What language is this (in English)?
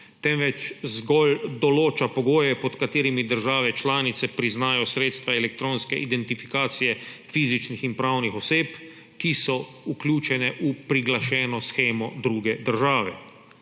Slovenian